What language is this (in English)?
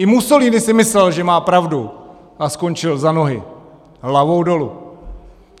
Czech